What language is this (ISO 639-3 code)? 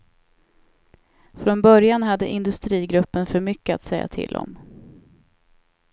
swe